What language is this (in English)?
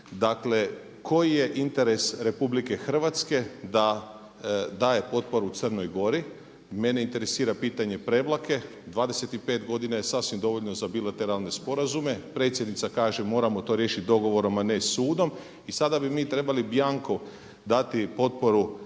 Croatian